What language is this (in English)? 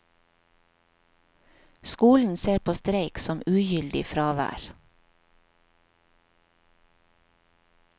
Norwegian